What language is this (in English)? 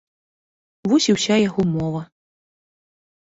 Belarusian